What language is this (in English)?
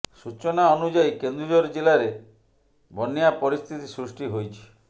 Odia